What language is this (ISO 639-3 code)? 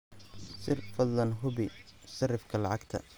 som